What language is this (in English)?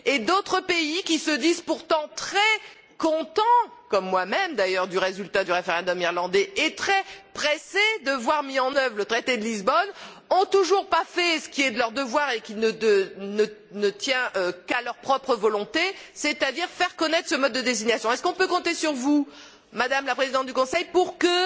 French